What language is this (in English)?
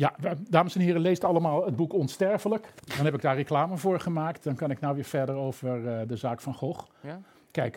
Dutch